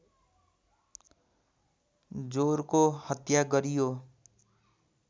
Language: Nepali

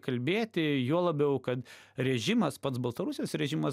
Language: Lithuanian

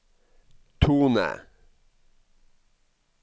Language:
Norwegian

